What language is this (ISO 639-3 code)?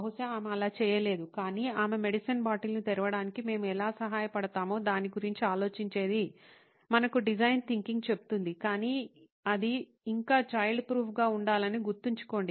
tel